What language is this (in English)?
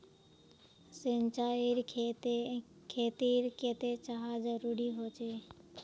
Magahi